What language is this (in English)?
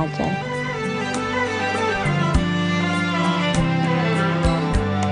Arabic